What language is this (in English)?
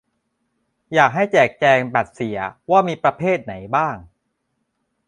Thai